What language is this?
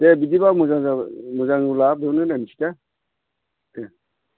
Bodo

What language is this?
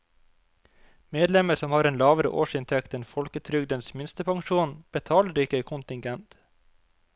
Norwegian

